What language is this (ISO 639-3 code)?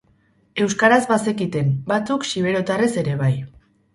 eus